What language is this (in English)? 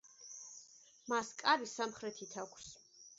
Georgian